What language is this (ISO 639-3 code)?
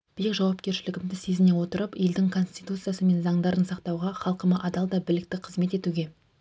kaz